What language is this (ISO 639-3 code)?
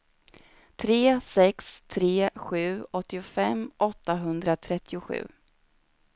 swe